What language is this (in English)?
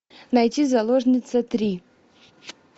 Russian